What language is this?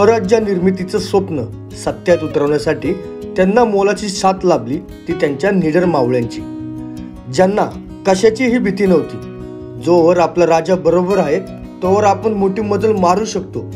Arabic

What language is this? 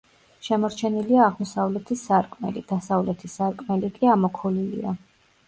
Georgian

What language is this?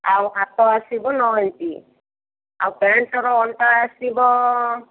Odia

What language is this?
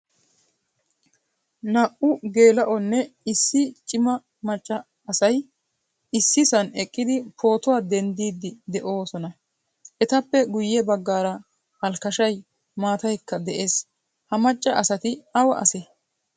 Wolaytta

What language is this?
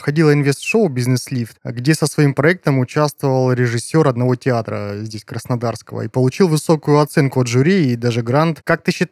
Russian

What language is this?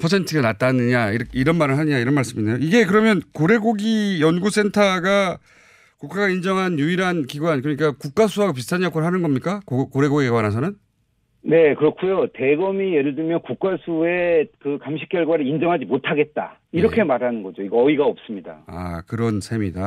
Korean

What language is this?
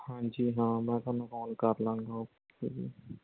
Punjabi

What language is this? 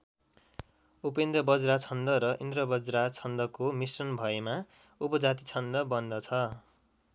Nepali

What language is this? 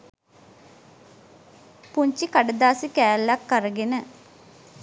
Sinhala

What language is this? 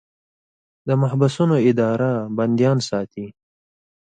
Pashto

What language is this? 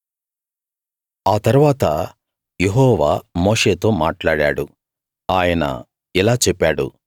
Telugu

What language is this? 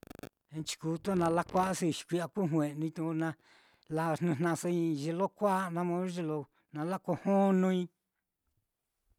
Mitlatongo Mixtec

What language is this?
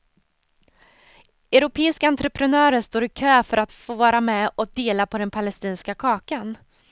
Swedish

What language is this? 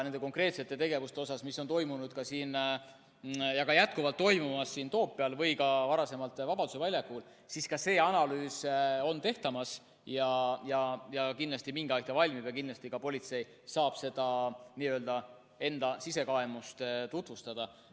Estonian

